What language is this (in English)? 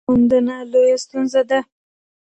Pashto